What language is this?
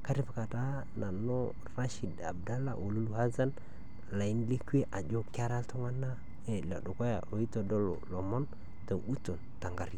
Masai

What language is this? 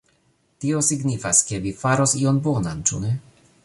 Esperanto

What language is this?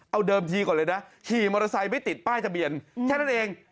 Thai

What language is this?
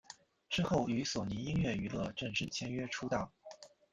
Chinese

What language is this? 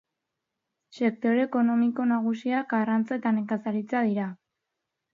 Basque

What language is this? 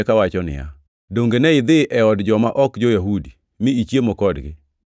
Luo (Kenya and Tanzania)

